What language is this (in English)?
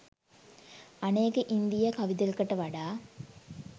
Sinhala